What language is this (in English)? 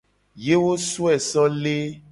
Gen